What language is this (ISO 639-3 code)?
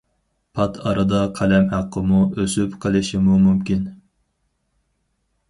uig